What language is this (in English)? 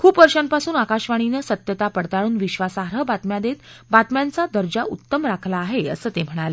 Marathi